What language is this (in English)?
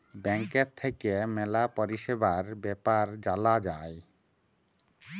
Bangla